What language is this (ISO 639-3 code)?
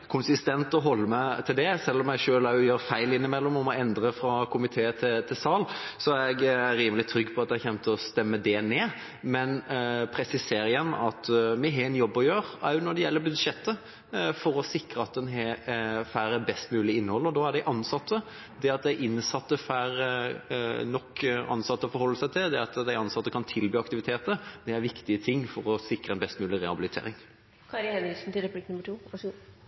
nob